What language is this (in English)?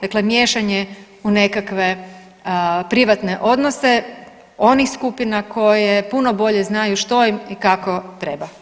Croatian